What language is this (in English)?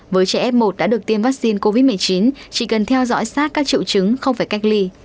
Vietnamese